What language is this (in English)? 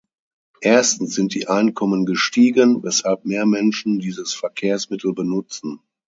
German